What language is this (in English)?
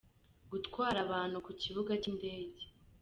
Kinyarwanda